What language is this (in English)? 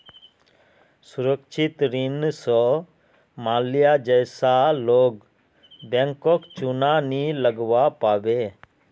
Magahi